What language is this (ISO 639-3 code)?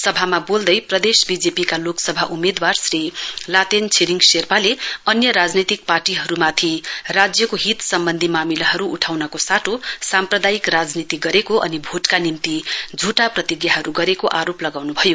nep